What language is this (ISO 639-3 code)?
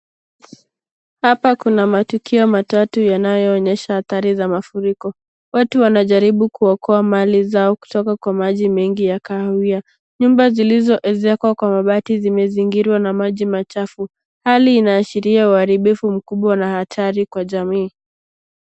swa